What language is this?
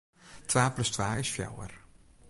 Western Frisian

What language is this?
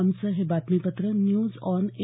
Marathi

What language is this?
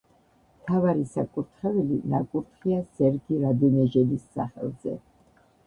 Georgian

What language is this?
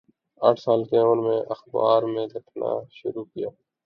Urdu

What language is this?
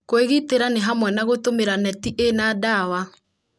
Kikuyu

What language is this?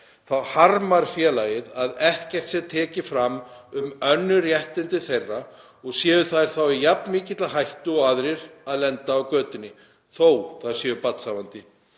Icelandic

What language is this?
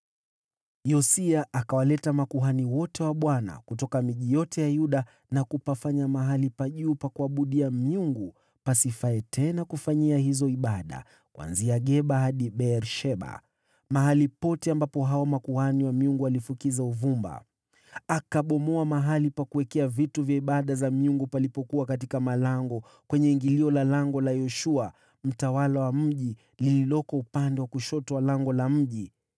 Swahili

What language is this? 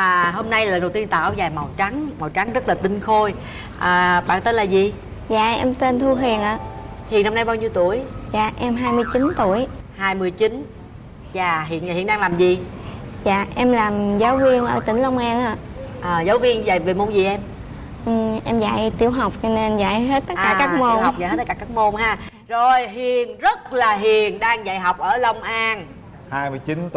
Vietnamese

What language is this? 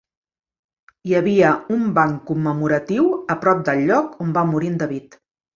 Catalan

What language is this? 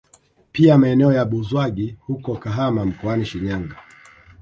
Swahili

